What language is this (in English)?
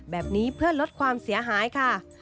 Thai